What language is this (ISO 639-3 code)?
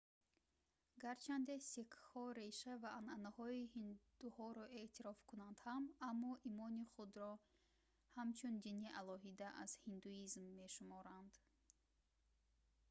tgk